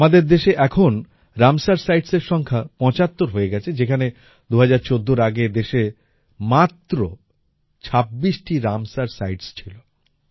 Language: Bangla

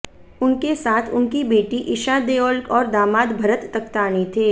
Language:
Hindi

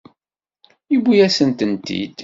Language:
Kabyle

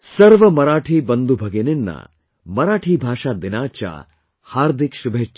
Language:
English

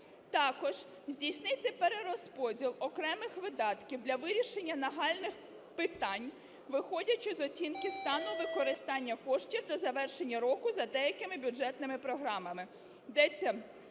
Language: Ukrainian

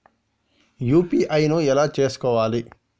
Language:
Telugu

